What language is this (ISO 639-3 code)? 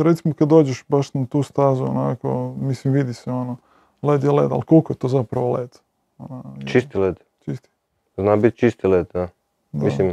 hrv